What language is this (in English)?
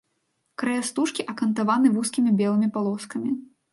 Belarusian